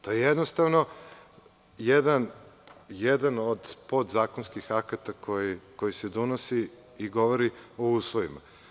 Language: Serbian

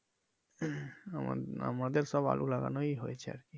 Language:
Bangla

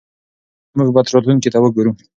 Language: Pashto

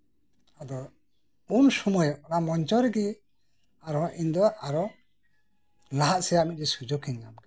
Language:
Santali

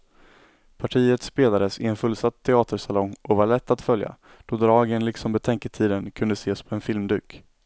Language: Swedish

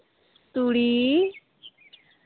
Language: Santali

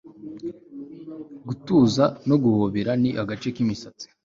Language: Kinyarwanda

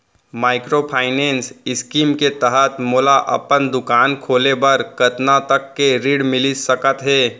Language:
Chhattisgarhi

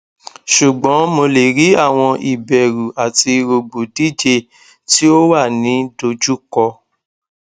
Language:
Yoruba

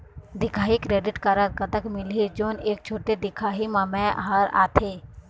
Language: Chhattisgarhi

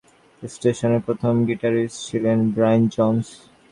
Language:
Bangla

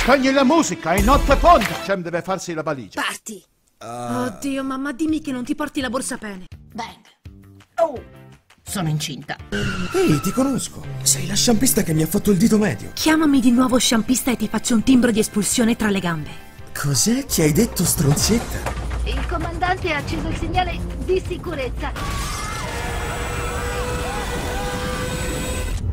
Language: Italian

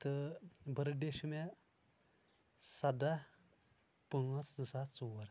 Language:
Kashmiri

